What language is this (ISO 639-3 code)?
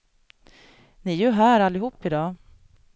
swe